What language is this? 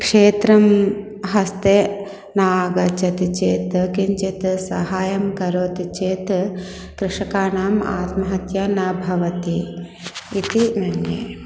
Sanskrit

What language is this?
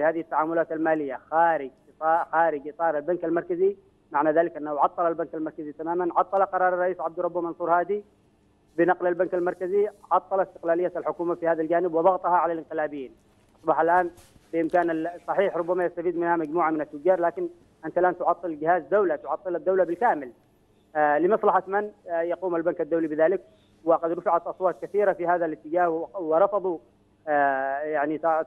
Arabic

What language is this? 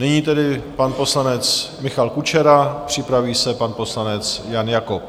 Czech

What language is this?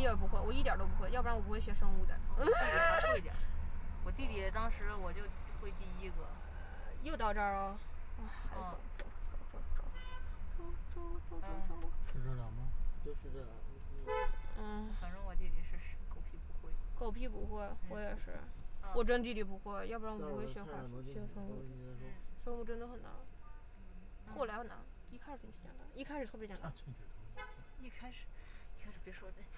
Chinese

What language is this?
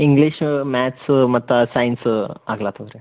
Kannada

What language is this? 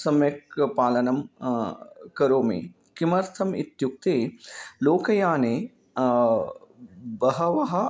Sanskrit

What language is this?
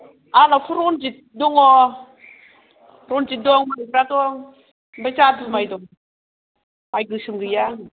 Bodo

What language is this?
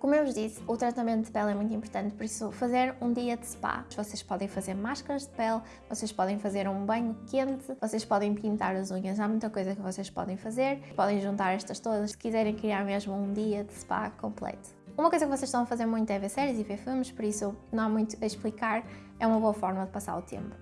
Portuguese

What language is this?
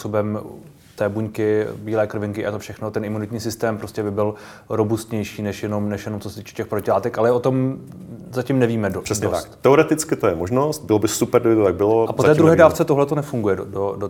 Czech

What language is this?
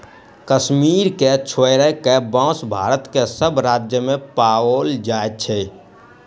Maithili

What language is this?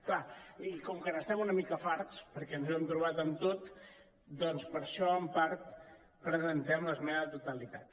Catalan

